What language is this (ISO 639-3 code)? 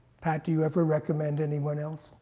eng